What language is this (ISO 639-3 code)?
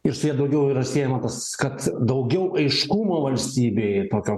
lit